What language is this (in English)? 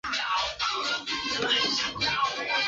Chinese